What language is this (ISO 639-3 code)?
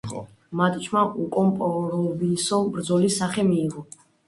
kat